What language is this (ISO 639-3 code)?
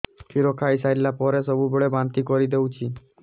ori